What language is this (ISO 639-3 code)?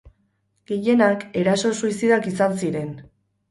eus